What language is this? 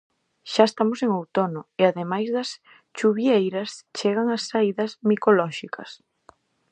Galician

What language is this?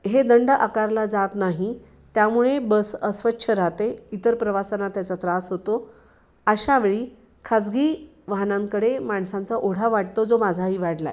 Marathi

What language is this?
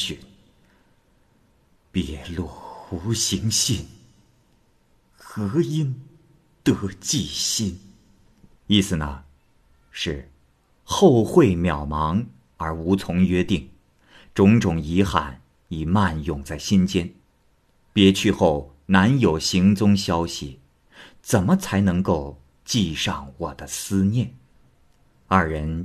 Chinese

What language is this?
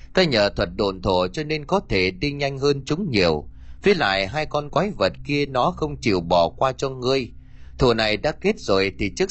Vietnamese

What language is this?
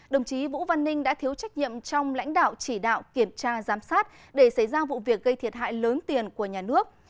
Vietnamese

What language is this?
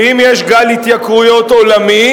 Hebrew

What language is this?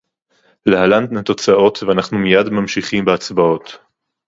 Hebrew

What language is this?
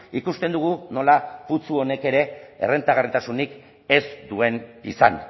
Basque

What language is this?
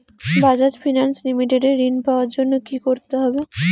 Bangla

